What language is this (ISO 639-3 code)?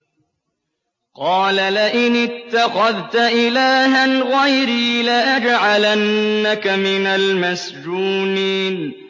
ara